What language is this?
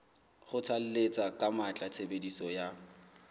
Southern Sotho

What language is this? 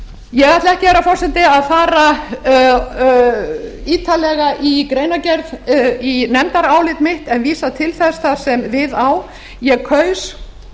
Icelandic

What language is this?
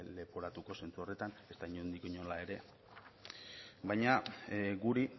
Basque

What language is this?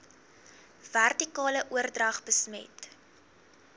Afrikaans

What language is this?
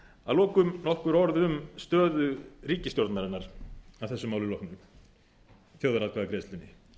Icelandic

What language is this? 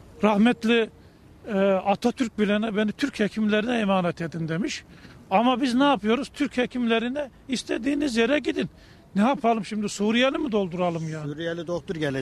Turkish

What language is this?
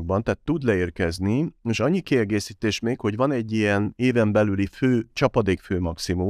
Hungarian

